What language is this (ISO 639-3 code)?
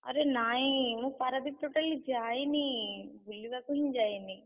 ori